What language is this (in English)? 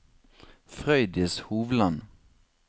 Norwegian